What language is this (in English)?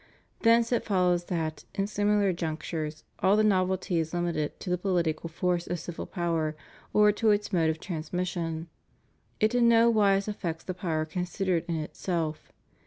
English